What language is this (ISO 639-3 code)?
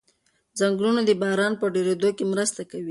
pus